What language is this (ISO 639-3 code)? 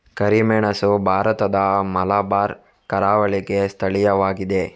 kan